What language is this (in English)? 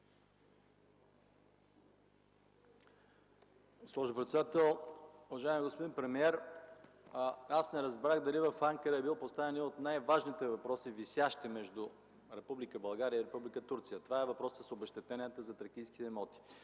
Bulgarian